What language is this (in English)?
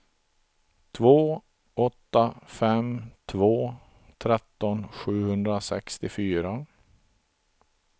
Swedish